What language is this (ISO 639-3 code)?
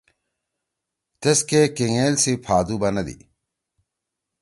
trw